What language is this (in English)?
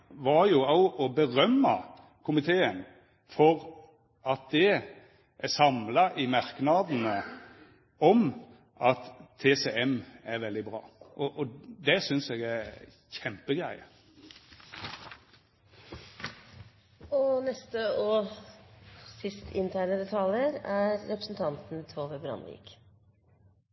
Norwegian